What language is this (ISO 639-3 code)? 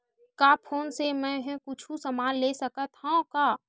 hne